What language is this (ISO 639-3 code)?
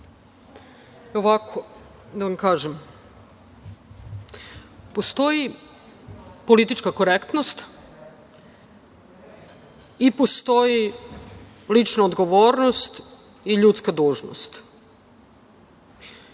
srp